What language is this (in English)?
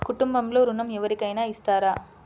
Telugu